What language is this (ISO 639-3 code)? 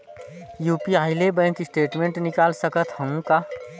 hne